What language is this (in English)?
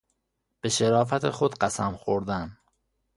Persian